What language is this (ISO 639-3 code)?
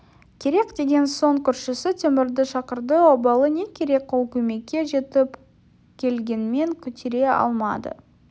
kaz